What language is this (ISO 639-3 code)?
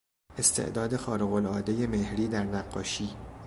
fas